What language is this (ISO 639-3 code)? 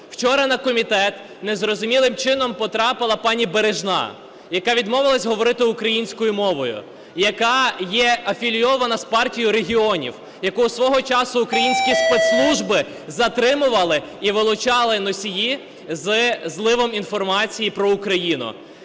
ukr